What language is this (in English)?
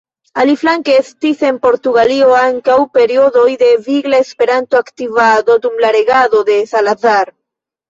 Esperanto